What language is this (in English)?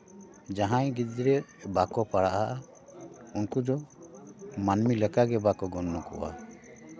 Santali